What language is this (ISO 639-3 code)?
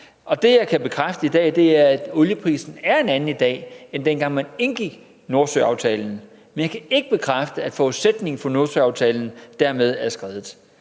dan